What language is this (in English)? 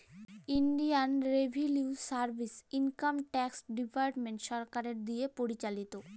Bangla